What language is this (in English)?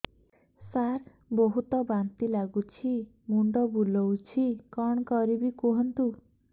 Odia